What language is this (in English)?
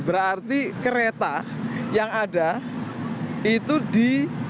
Indonesian